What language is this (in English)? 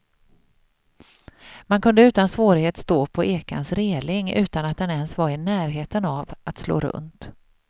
Swedish